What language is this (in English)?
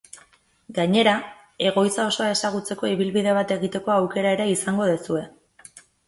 Basque